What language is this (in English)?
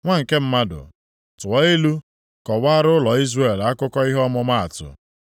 Igbo